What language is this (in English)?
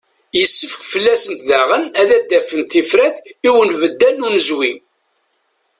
Kabyle